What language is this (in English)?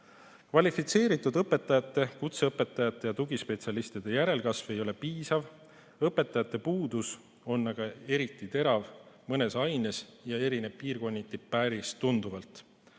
Estonian